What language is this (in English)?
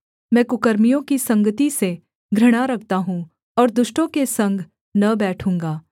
Hindi